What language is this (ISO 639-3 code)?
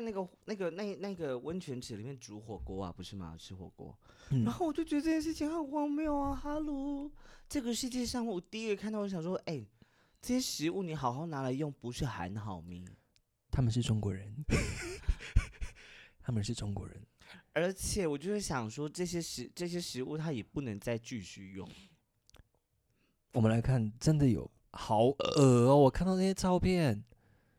zho